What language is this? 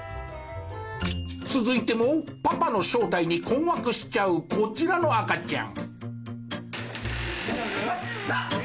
Japanese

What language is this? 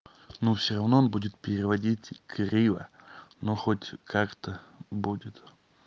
Russian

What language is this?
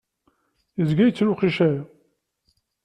Kabyle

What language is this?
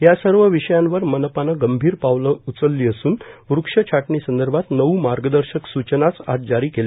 Marathi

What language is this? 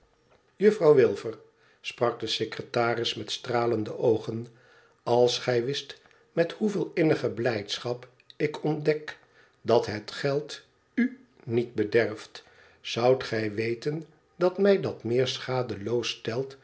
Dutch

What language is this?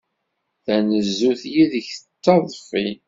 Kabyle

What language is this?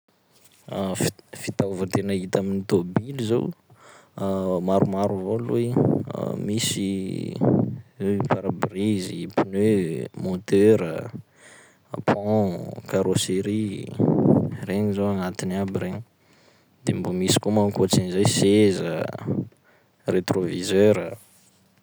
Sakalava Malagasy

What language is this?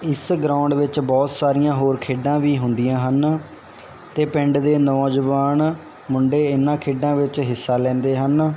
Punjabi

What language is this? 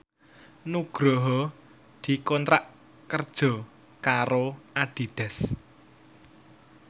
Javanese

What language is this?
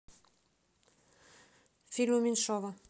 Russian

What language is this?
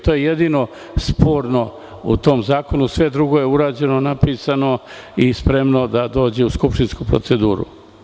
Serbian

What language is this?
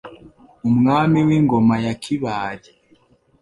Kinyarwanda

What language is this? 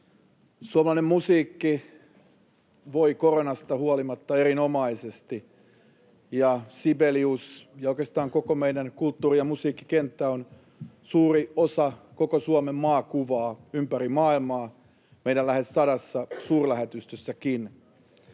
Finnish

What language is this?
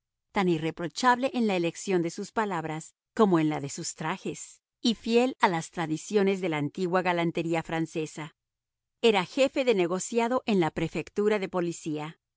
Spanish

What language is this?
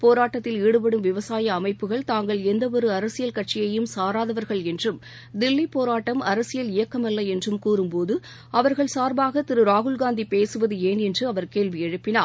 Tamil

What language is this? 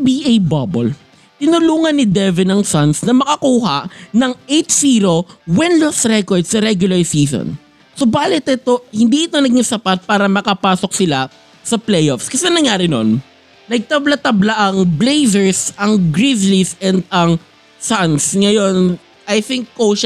Filipino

